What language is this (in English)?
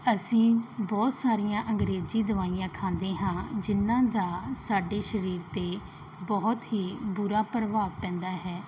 Punjabi